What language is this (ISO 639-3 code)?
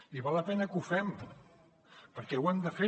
cat